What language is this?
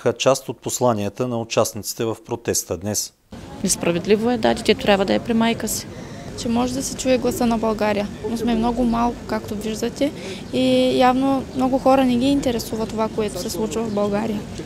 Bulgarian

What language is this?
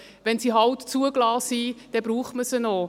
Swiss German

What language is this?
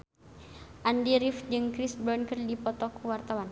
Sundanese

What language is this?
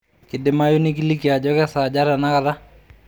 Masai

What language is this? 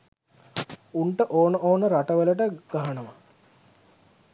Sinhala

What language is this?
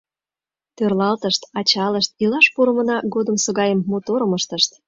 Mari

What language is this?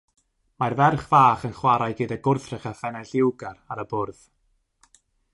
Welsh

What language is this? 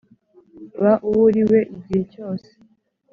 Kinyarwanda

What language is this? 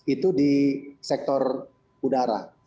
Indonesian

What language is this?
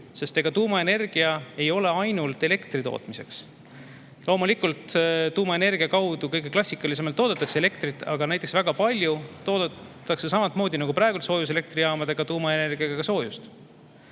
Estonian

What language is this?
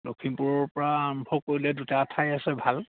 Assamese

